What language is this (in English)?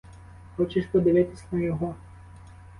Ukrainian